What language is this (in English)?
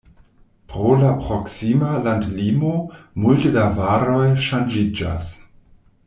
Esperanto